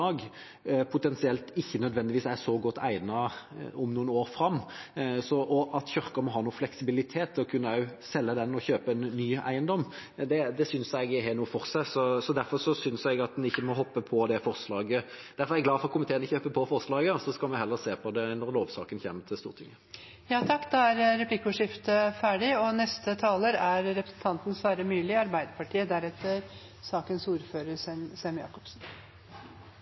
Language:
Norwegian Bokmål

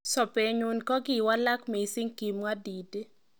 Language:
Kalenjin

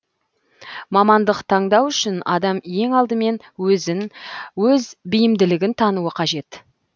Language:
Kazakh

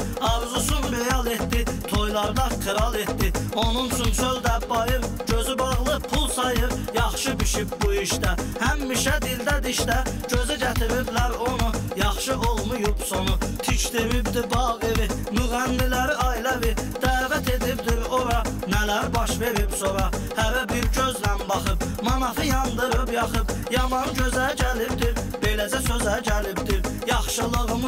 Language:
Turkish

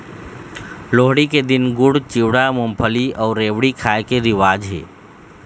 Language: Chhattisgarhi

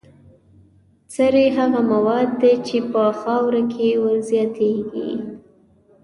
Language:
Pashto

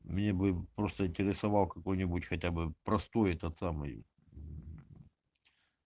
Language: Russian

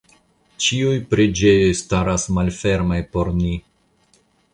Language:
Esperanto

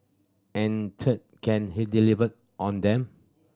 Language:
English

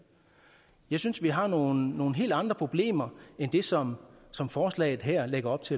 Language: Danish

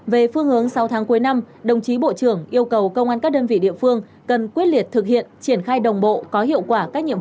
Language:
Vietnamese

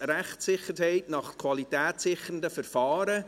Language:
Swiss German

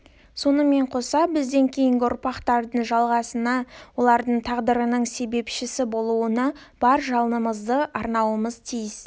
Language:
Kazakh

